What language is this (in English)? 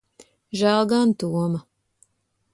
Latvian